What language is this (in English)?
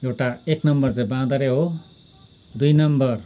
Nepali